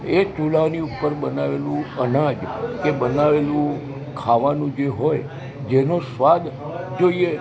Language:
Gujarati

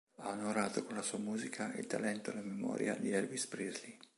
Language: Italian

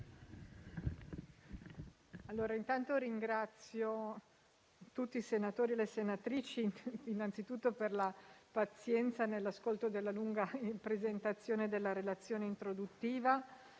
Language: Italian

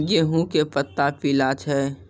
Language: Maithili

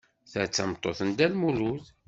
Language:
Kabyle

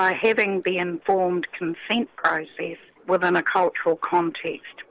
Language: English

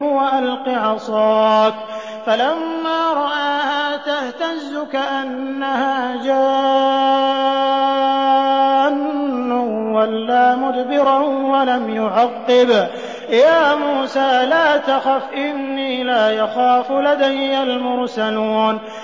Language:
Arabic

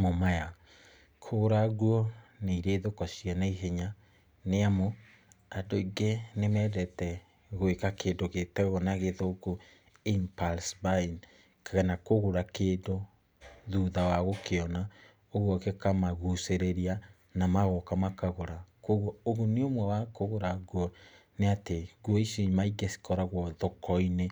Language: Kikuyu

